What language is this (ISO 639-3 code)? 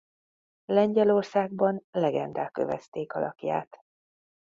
hun